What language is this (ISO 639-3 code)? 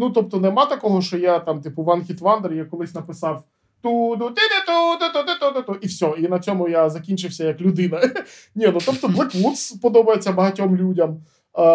ukr